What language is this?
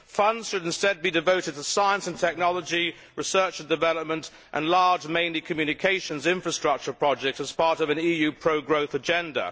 English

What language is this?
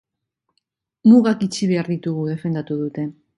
Basque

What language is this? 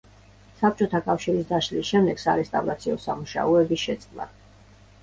Georgian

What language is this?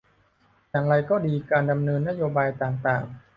Thai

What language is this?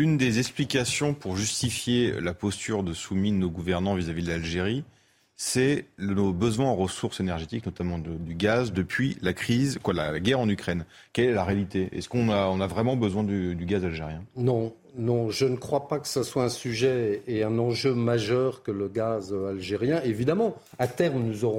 French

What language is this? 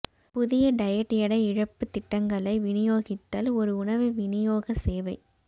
Tamil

